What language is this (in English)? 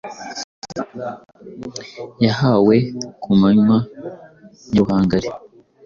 Kinyarwanda